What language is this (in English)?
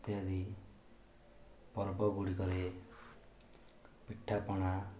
Odia